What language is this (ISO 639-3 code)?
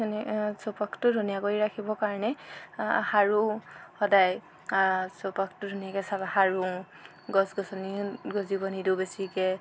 asm